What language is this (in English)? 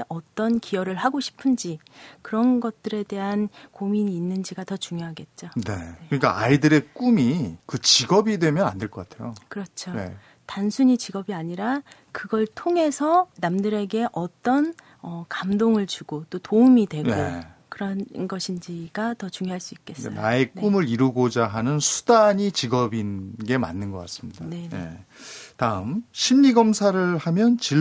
Korean